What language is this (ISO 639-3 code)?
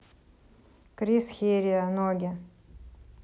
rus